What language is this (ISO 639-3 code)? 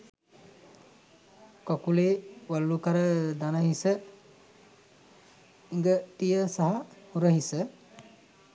sin